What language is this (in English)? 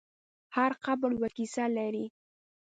Pashto